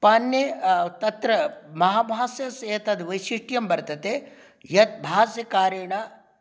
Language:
Sanskrit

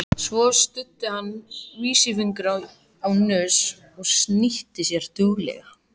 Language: Icelandic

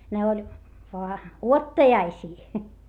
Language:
Finnish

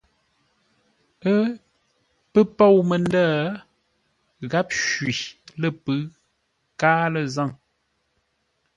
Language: Ngombale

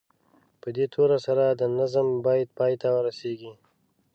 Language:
Pashto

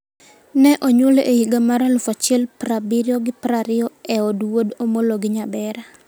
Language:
Luo (Kenya and Tanzania)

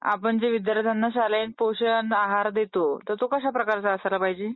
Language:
Marathi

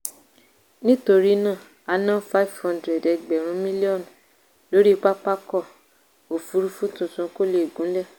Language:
Yoruba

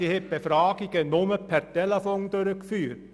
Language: Swiss German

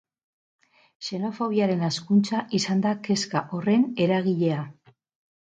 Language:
Basque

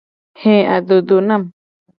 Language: Gen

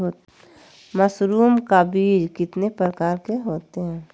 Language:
Magahi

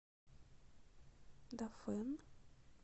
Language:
Russian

